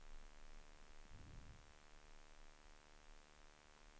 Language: Swedish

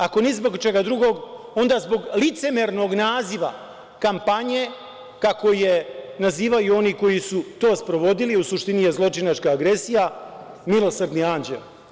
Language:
Serbian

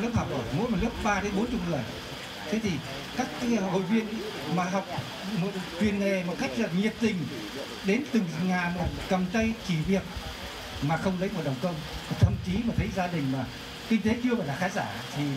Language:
Vietnamese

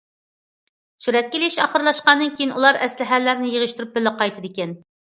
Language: Uyghur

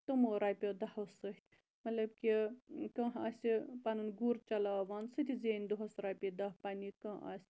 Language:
Kashmiri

